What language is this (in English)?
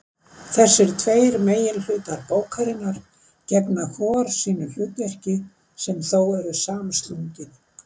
Icelandic